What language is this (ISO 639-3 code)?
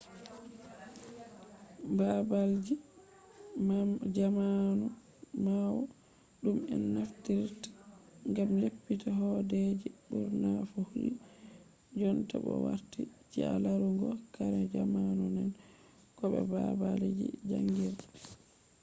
ful